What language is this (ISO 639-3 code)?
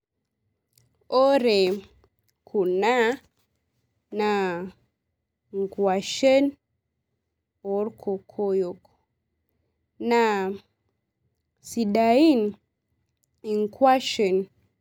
mas